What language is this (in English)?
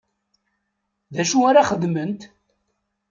Kabyle